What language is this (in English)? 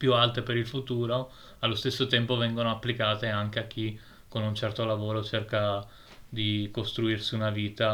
Italian